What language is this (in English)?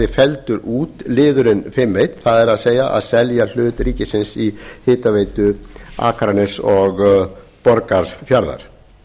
Icelandic